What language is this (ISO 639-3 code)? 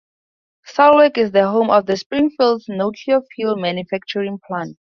eng